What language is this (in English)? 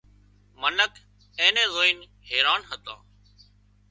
Wadiyara Koli